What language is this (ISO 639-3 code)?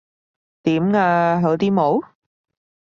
yue